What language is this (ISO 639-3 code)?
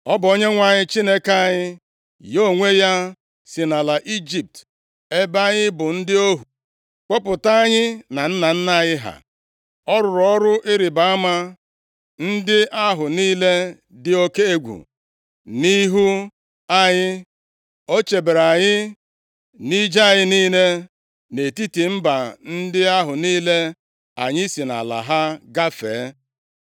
ibo